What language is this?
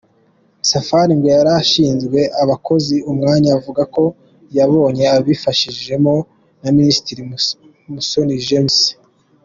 Kinyarwanda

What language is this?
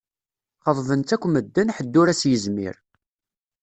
Kabyle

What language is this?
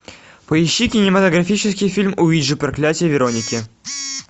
Russian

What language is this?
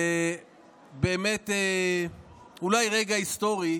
Hebrew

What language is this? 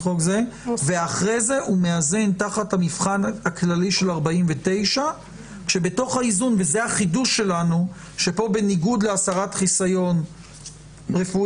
Hebrew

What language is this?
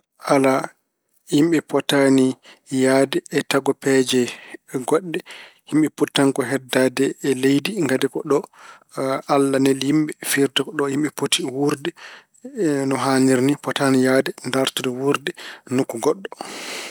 Fula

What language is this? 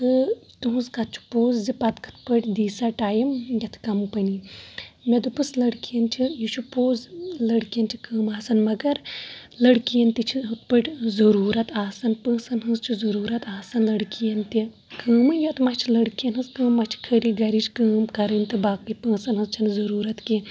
Kashmiri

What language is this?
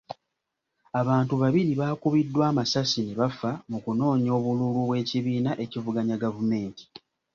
Ganda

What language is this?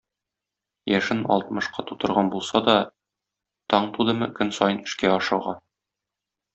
Tatar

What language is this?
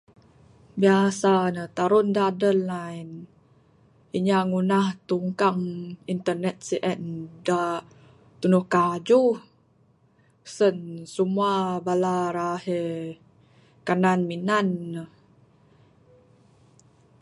Bukar-Sadung Bidayuh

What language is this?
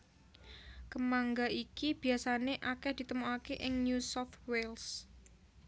Javanese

